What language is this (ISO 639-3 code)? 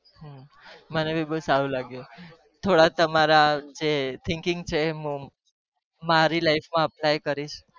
guj